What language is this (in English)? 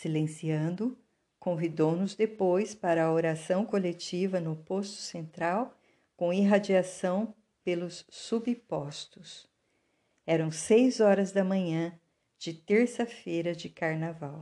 Portuguese